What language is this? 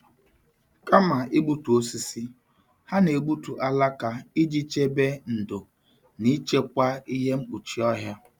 Igbo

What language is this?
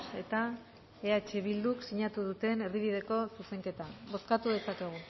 Basque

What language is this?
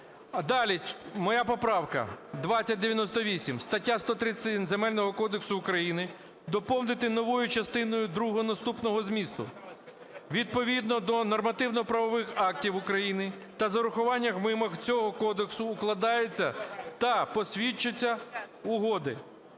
Ukrainian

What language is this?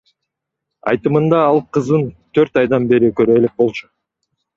Kyrgyz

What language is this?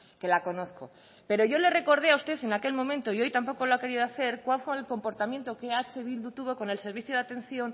Spanish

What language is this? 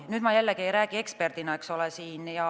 Estonian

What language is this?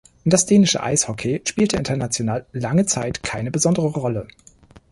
German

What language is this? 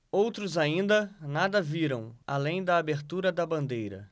Portuguese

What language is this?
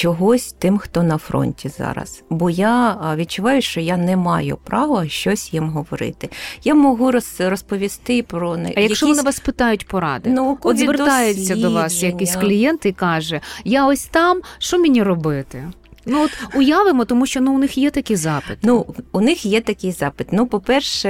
Ukrainian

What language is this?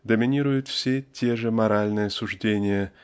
Russian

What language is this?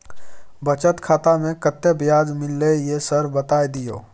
Maithili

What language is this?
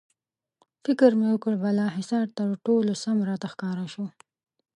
Pashto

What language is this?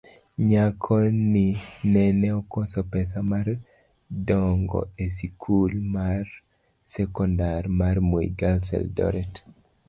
Luo (Kenya and Tanzania)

